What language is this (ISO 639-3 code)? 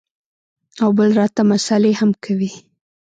pus